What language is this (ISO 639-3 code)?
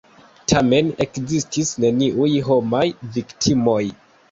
epo